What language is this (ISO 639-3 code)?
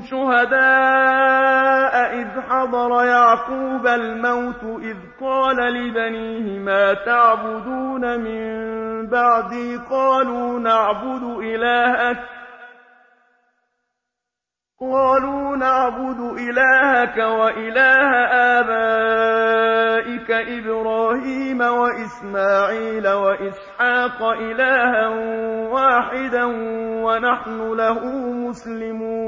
ara